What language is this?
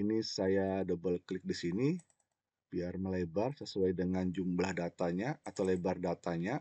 Indonesian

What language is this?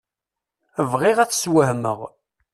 Kabyle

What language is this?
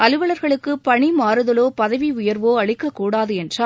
Tamil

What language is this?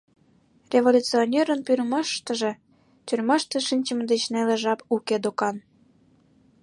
Mari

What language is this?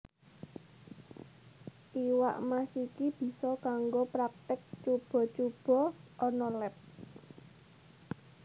Javanese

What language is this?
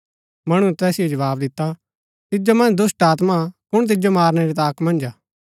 Gaddi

